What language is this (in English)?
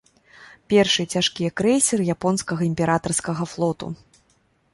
Belarusian